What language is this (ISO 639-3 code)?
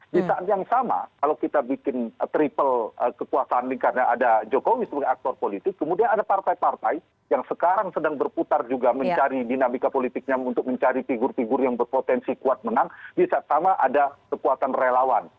ind